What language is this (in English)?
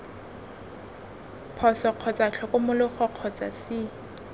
Tswana